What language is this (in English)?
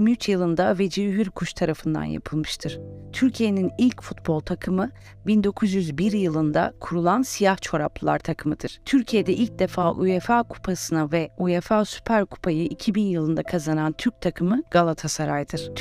Turkish